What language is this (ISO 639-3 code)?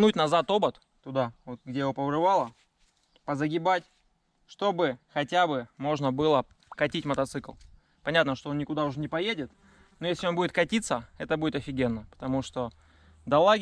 rus